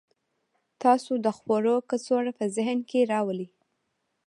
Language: Pashto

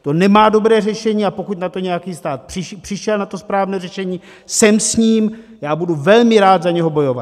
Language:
Czech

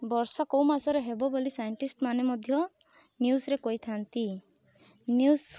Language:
Odia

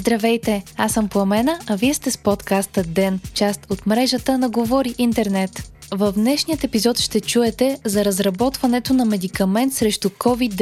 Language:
Bulgarian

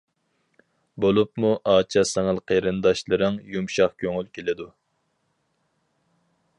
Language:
Uyghur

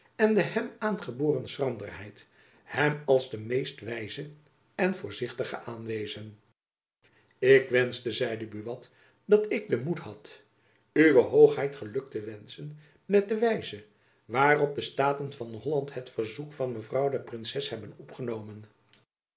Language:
Dutch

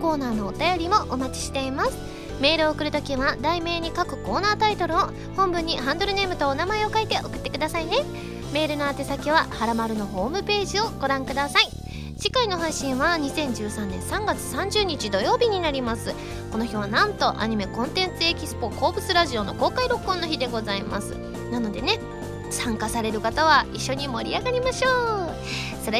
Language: Japanese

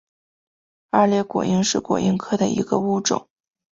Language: Chinese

